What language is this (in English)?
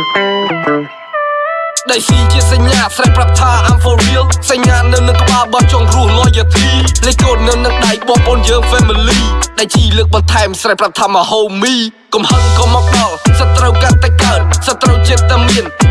Khmer